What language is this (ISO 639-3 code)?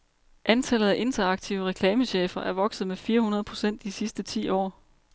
dan